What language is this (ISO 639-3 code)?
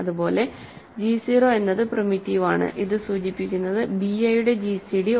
mal